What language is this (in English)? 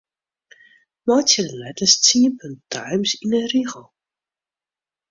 Western Frisian